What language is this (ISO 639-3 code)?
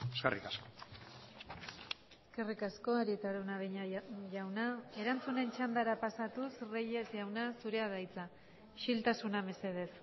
eus